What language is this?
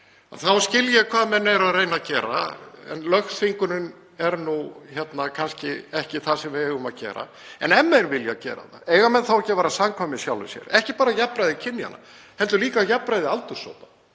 Icelandic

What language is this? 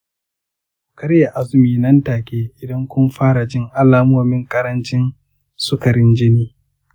Hausa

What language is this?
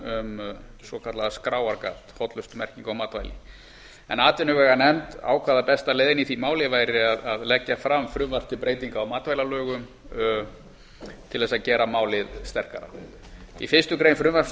Icelandic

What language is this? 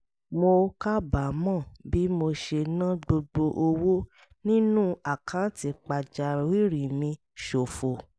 Yoruba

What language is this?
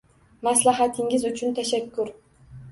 Uzbek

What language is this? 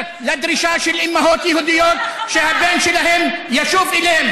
Hebrew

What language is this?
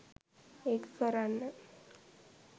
Sinhala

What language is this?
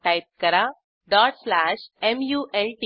Marathi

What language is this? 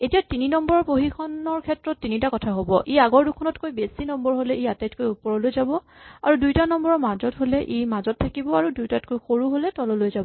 Assamese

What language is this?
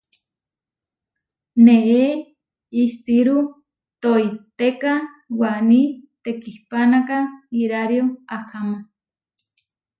Huarijio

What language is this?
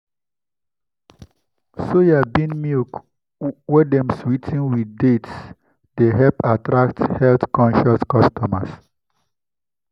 Nigerian Pidgin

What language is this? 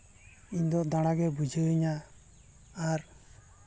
Santali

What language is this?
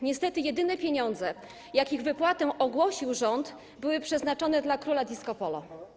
Polish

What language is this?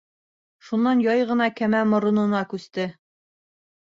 Bashkir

